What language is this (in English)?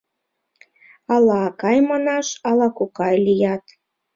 Mari